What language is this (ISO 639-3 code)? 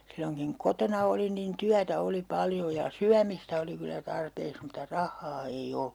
fin